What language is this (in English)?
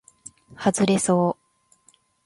Japanese